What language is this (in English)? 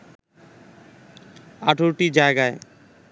Bangla